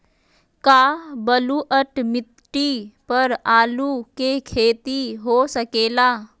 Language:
Magahi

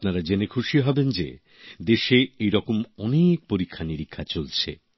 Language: Bangla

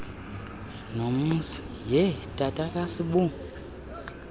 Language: Xhosa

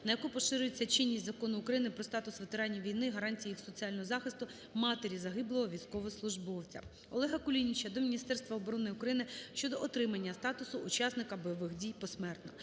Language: Ukrainian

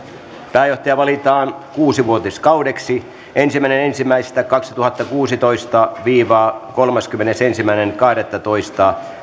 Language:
Finnish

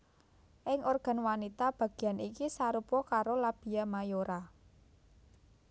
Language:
Javanese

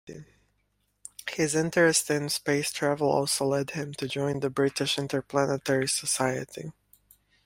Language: English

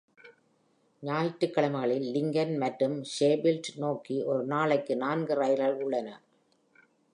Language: Tamil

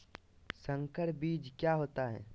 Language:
Magahi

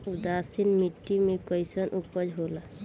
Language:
Bhojpuri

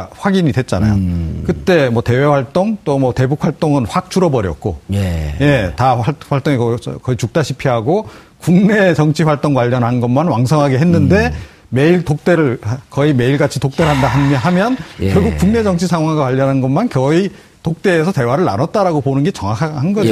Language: Korean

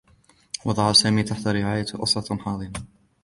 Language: Arabic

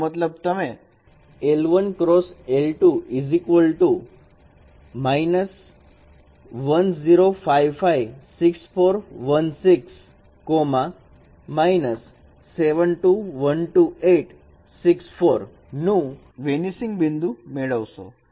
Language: Gujarati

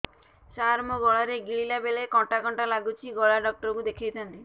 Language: Odia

